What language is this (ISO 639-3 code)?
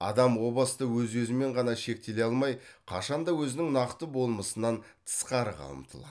kaz